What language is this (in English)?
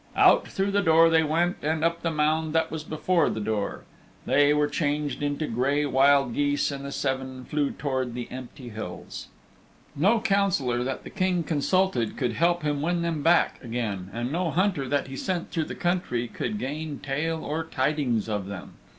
English